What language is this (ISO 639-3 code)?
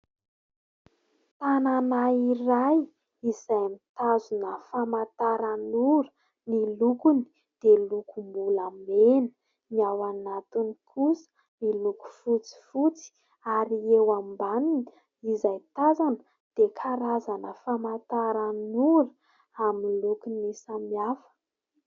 mlg